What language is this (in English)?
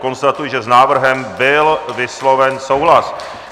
Czech